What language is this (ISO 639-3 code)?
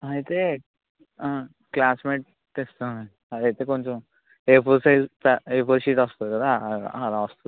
tel